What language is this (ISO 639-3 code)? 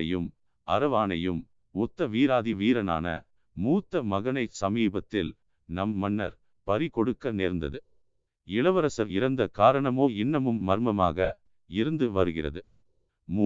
tam